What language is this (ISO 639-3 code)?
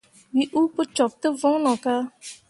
mua